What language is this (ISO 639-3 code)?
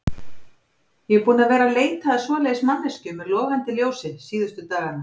isl